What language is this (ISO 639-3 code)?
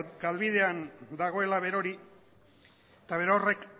eus